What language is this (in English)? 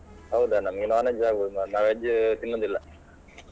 Kannada